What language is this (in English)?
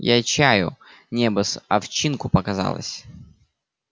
Russian